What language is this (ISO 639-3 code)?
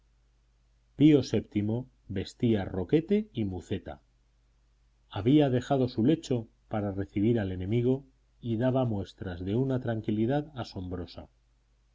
spa